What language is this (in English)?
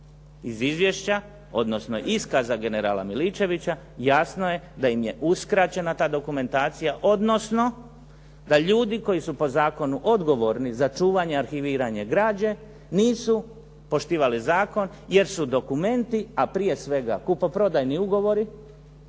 Croatian